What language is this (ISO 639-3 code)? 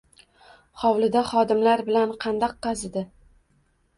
uzb